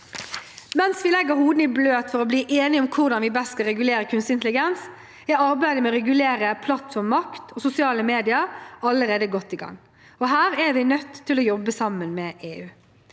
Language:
Norwegian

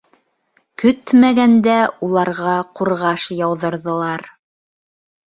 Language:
Bashkir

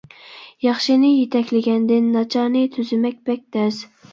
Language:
Uyghur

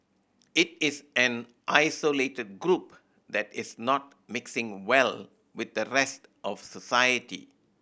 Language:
English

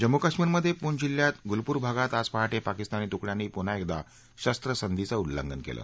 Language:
Marathi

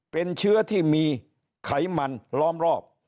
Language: Thai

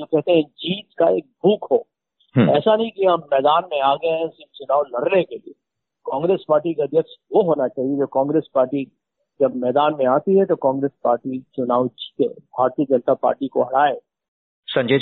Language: Hindi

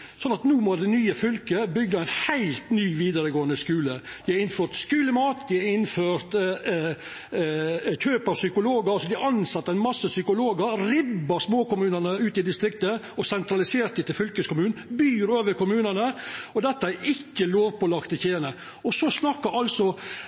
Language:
Norwegian Nynorsk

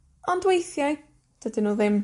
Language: Welsh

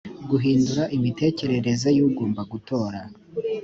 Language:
Kinyarwanda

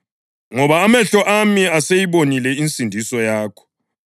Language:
North Ndebele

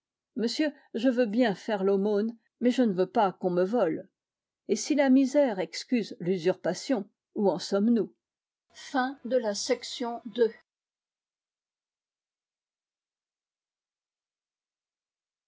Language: French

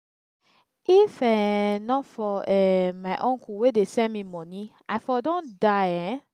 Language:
Nigerian Pidgin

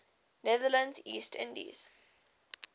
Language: English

